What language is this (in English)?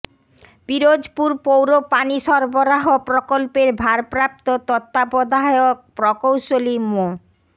Bangla